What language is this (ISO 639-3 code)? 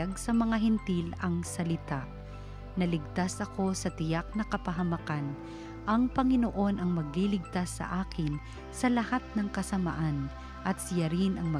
fil